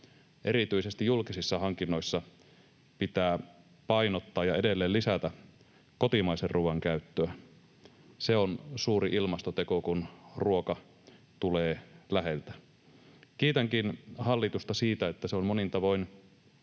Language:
Finnish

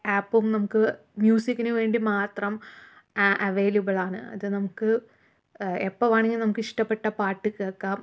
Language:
Malayalam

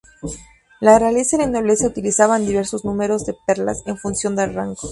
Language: Spanish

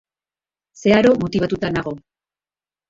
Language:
Basque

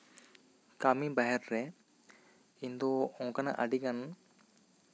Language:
Santali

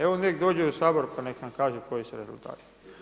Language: Croatian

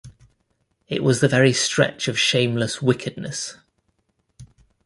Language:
English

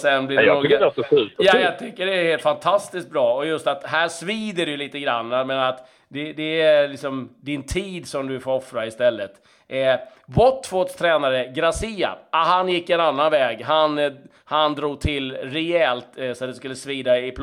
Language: Swedish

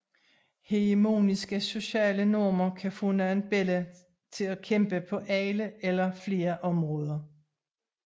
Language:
Danish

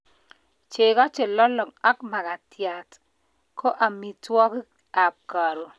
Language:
Kalenjin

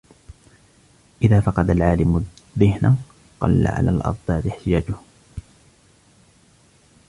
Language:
Arabic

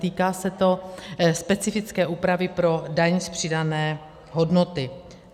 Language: Czech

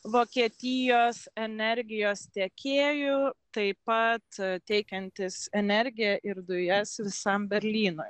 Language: Lithuanian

